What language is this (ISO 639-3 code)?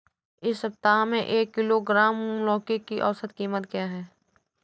hin